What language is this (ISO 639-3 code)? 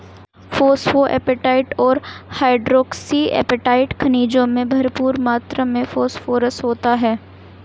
hin